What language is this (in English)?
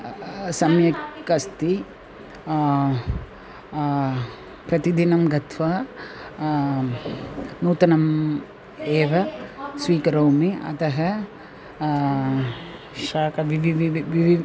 Sanskrit